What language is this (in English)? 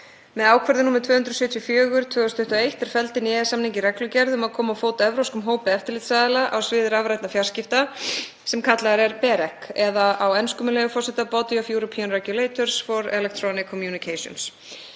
Icelandic